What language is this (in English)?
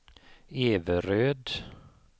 Swedish